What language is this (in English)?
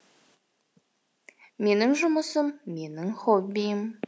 Kazakh